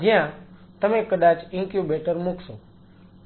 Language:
Gujarati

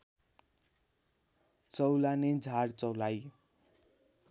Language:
Nepali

